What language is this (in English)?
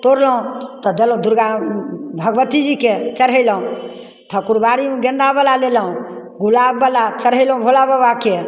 Maithili